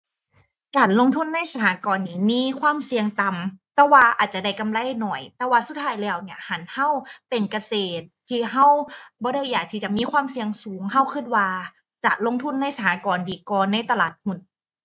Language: Thai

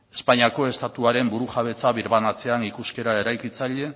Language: Basque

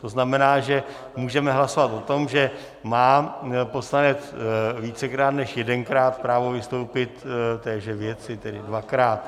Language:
Czech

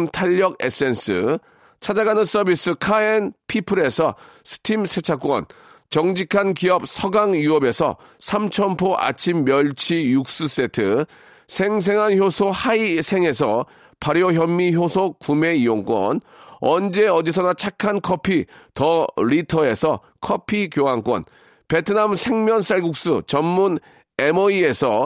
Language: Korean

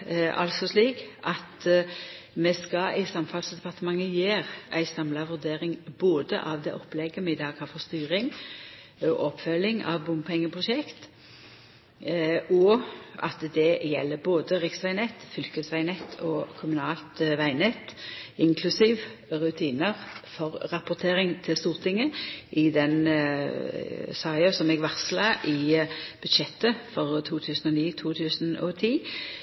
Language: Norwegian Nynorsk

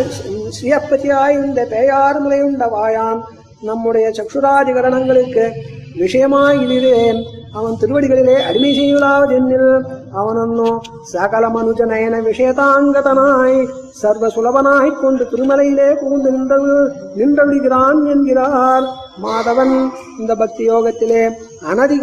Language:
Tamil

